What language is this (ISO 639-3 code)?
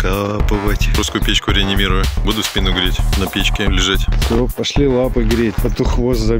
rus